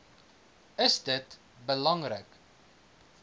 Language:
Afrikaans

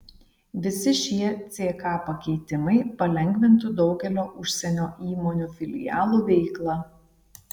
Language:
Lithuanian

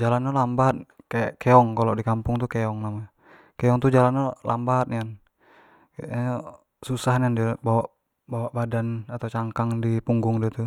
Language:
Jambi Malay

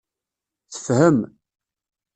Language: Kabyle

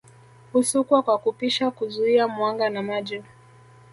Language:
Swahili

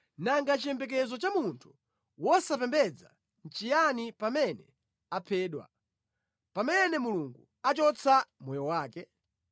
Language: Nyanja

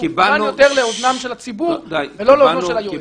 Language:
Hebrew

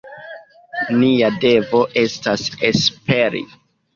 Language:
Esperanto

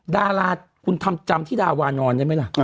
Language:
Thai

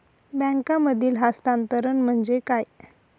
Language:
Marathi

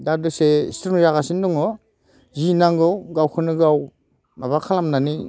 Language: Bodo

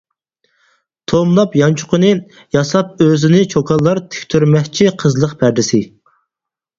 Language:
Uyghur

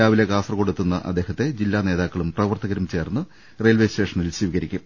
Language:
Malayalam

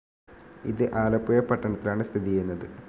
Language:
Malayalam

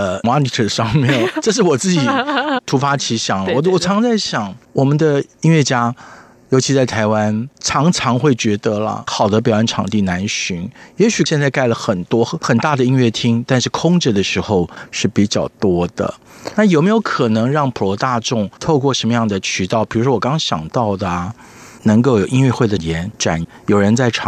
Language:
Chinese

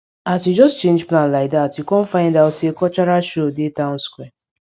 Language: Nigerian Pidgin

